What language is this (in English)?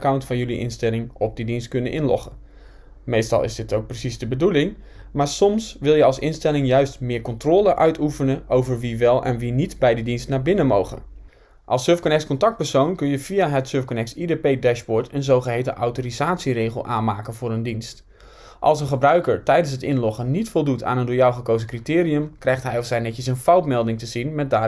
Dutch